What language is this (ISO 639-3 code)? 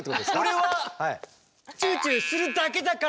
jpn